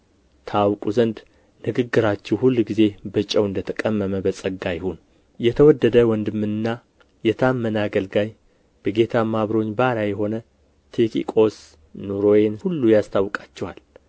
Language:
Amharic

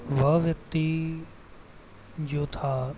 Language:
Hindi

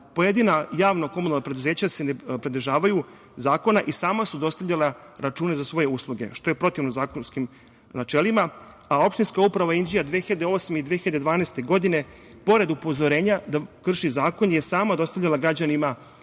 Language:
Serbian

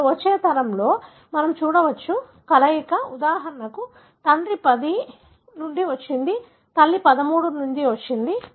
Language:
Telugu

